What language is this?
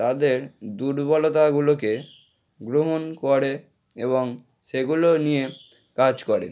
Bangla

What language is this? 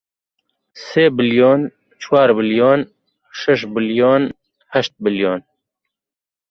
Central Kurdish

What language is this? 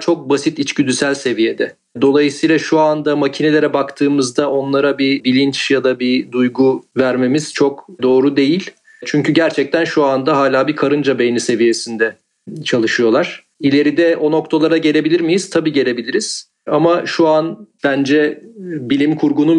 Turkish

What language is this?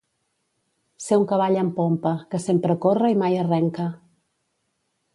Catalan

